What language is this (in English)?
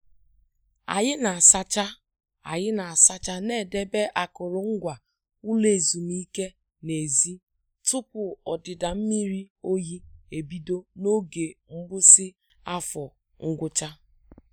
Igbo